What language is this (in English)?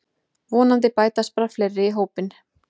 Icelandic